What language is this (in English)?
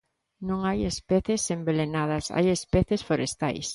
Galician